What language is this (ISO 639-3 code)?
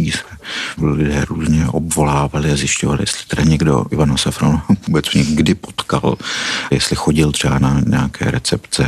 ces